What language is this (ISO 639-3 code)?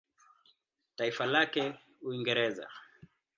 swa